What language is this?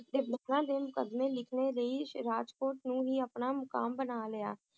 Punjabi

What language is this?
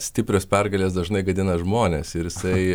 Lithuanian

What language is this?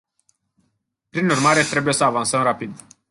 Romanian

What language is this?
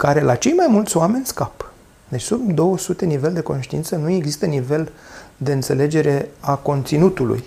Romanian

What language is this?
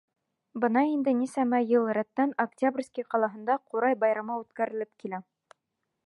Bashkir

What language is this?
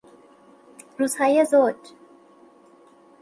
Persian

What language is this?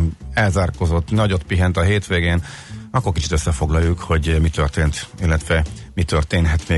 Hungarian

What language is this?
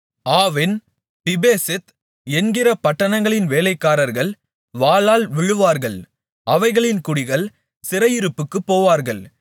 Tamil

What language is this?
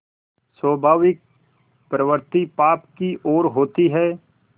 Hindi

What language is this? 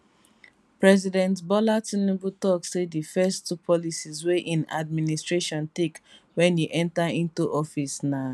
Nigerian Pidgin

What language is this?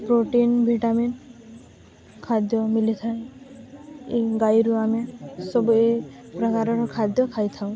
Odia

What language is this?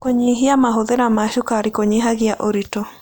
Kikuyu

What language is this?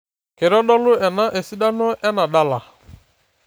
Masai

